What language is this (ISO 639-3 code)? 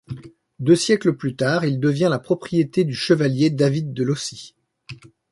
fra